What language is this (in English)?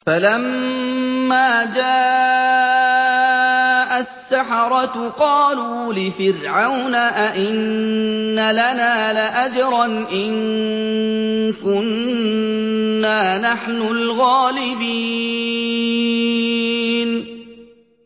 Arabic